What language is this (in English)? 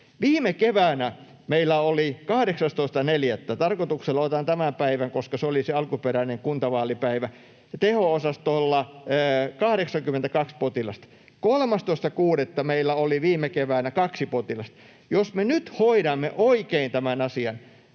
Finnish